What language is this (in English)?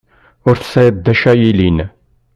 Kabyle